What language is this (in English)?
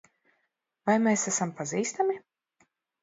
Latvian